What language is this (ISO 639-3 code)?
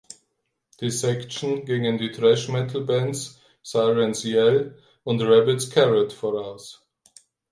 deu